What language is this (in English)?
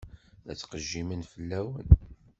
Kabyle